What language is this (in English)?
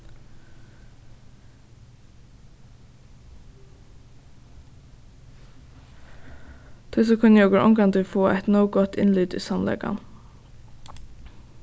Faroese